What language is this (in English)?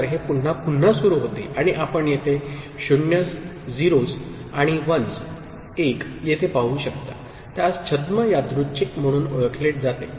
Marathi